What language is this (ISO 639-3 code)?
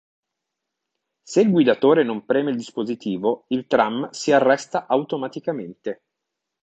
ita